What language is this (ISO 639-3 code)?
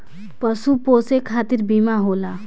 bho